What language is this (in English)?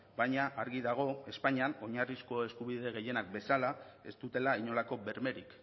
Basque